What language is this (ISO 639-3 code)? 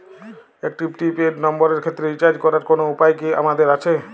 ben